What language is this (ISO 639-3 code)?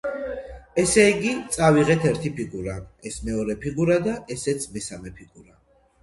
kat